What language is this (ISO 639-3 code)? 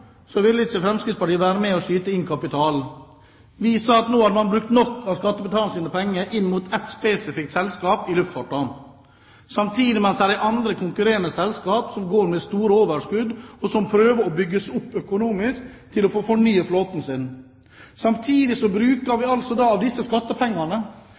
nob